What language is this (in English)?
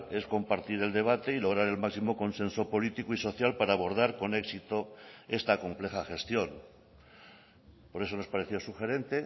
Spanish